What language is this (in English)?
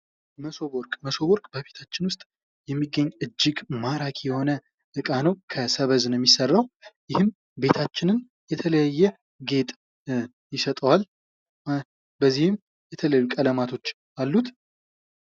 Amharic